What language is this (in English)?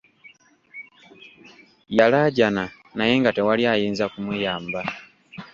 Ganda